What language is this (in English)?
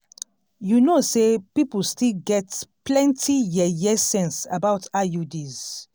Nigerian Pidgin